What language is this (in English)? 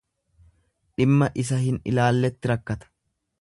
Oromo